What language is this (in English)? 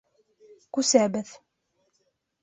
Bashkir